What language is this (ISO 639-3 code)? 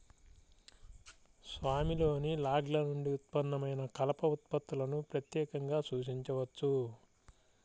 tel